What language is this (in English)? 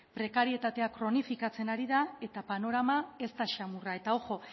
Basque